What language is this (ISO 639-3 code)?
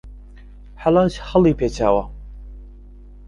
ckb